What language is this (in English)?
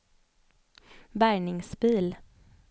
Swedish